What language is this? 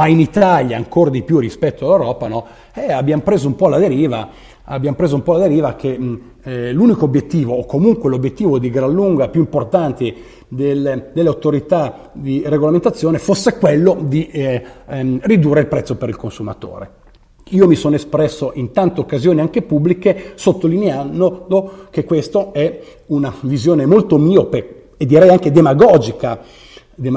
Italian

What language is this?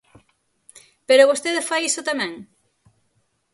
Galician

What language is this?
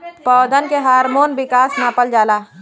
Bhojpuri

